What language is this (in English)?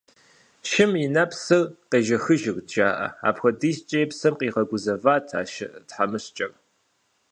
Kabardian